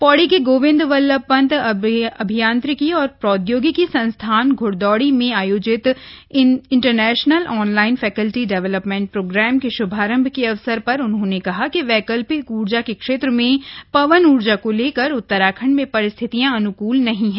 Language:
Hindi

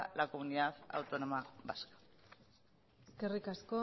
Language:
Spanish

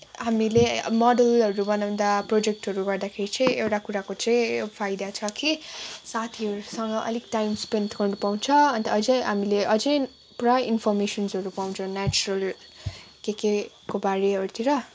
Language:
Nepali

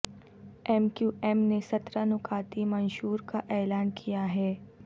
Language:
Urdu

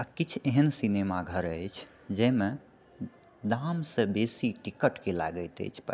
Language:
Maithili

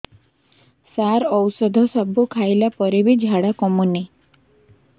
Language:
Odia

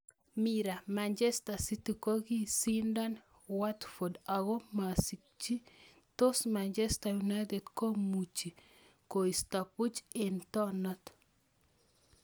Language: Kalenjin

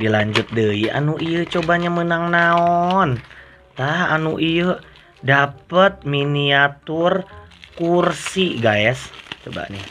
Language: Indonesian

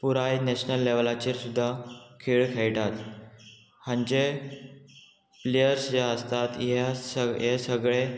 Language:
Konkani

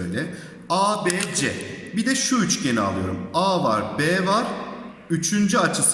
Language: Turkish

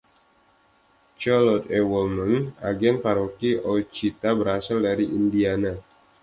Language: Indonesian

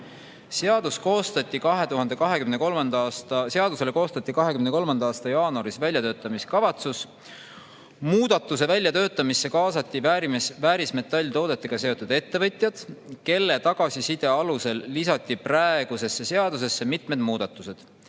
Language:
Estonian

